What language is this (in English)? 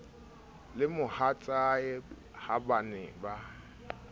Southern Sotho